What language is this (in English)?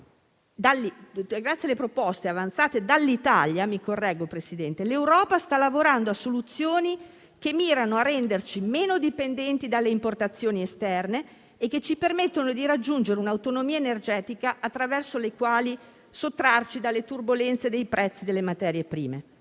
Italian